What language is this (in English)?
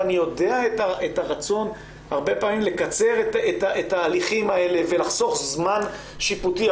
Hebrew